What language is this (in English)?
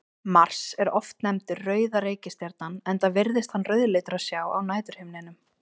Icelandic